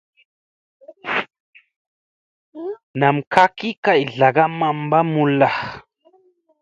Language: Musey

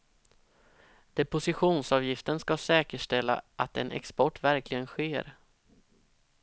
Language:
Swedish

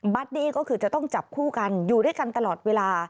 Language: Thai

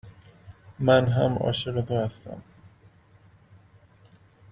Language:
Persian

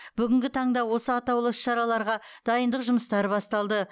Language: Kazakh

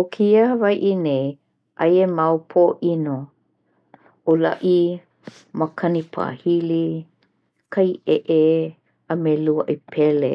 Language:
Hawaiian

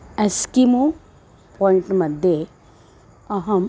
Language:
Sanskrit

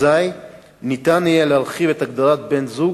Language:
Hebrew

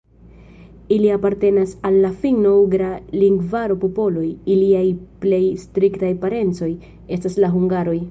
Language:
Esperanto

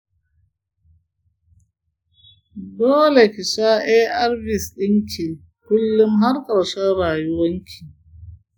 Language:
Hausa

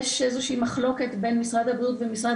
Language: Hebrew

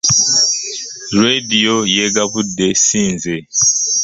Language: Ganda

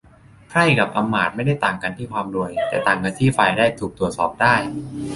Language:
Thai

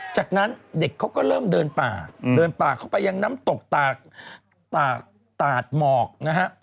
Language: Thai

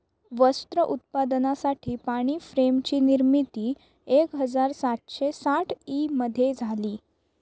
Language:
Marathi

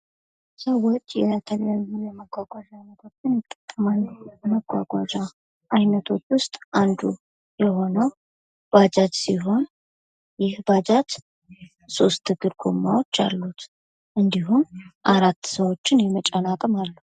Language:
Amharic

